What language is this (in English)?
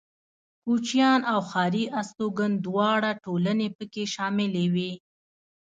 Pashto